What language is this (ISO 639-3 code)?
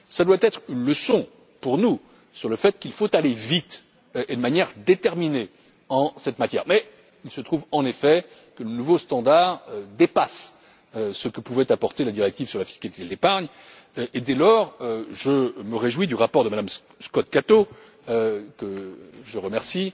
fra